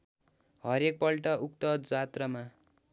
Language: Nepali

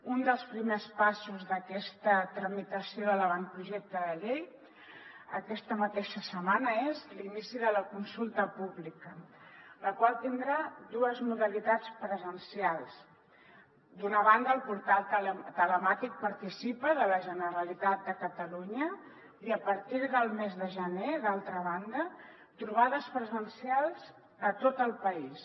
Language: Catalan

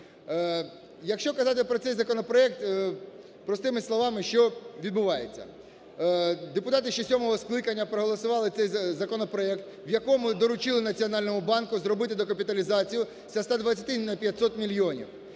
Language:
Ukrainian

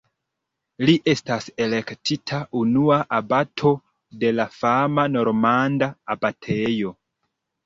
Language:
Esperanto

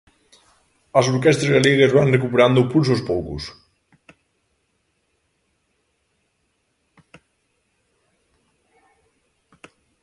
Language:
Galician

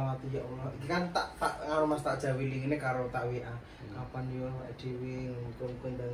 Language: Indonesian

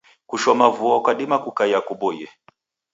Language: Taita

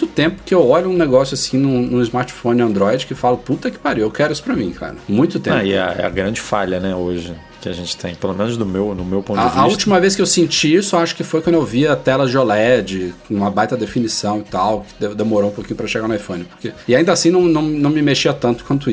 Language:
Portuguese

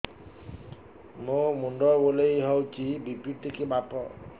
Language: Odia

